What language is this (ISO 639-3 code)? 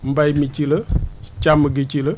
wol